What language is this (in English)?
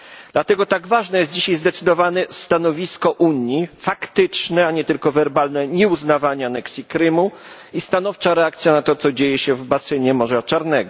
Polish